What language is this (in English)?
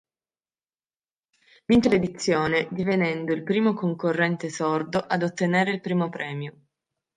Italian